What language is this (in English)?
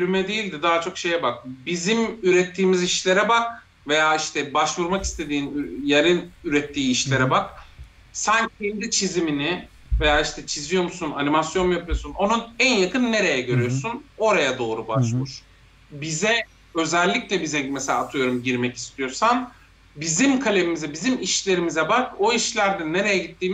Turkish